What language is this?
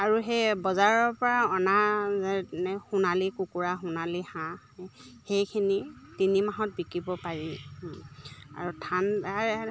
Assamese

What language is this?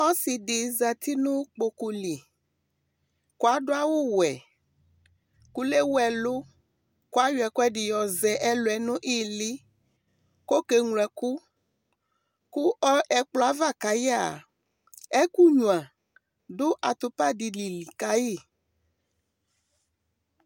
Ikposo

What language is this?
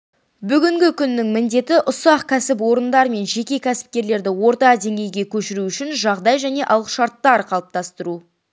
Kazakh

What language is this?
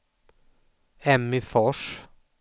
Swedish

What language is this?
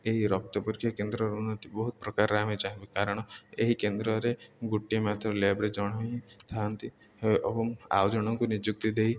Odia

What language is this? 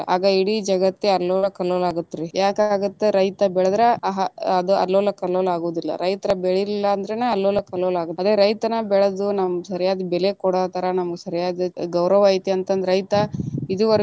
Kannada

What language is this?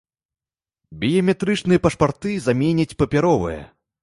Belarusian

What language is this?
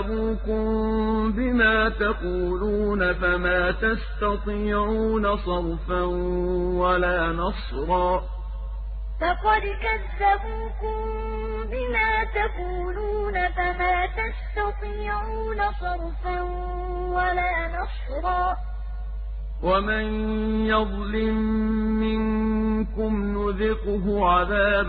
Arabic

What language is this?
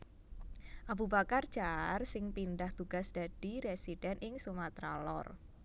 Javanese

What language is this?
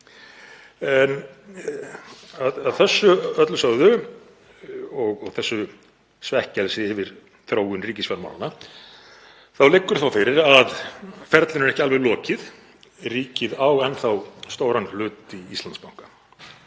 Icelandic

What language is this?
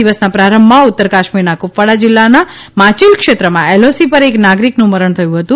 Gujarati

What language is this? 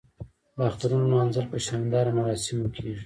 Pashto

